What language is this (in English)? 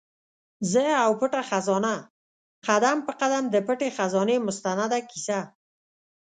Pashto